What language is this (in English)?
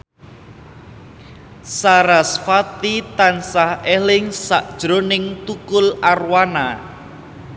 Javanese